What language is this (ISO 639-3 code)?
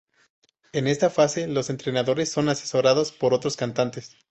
spa